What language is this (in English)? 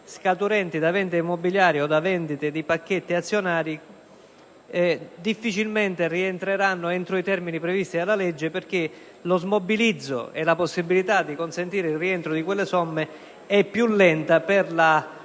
Italian